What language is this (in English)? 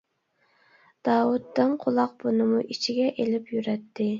Uyghur